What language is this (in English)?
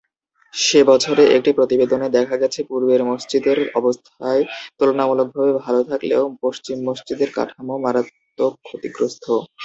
Bangla